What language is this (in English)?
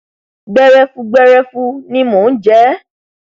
Yoruba